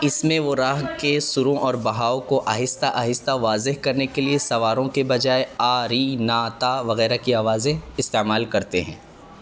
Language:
Urdu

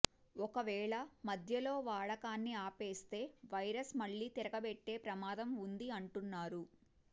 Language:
Telugu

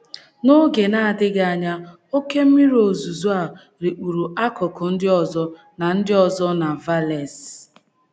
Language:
Igbo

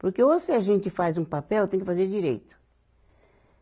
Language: Portuguese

